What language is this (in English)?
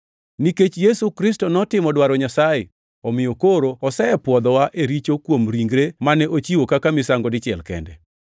Luo (Kenya and Tanzania)